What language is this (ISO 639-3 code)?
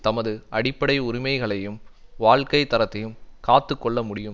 tam